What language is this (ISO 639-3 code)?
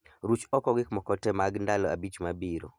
luo